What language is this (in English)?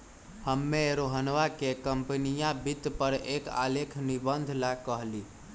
Magahi